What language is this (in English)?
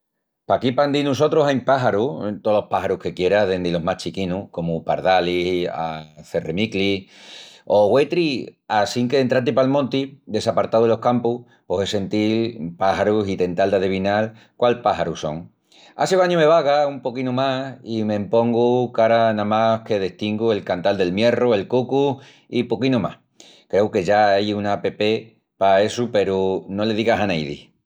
Extremaduran